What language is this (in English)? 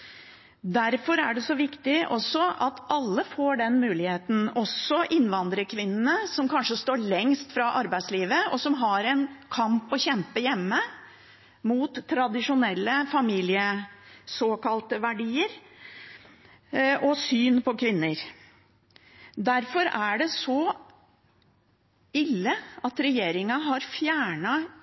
Norwegian Bokmål